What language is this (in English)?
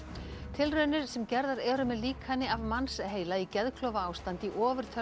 Icelandic